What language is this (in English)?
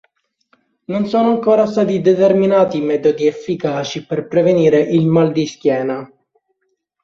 Italian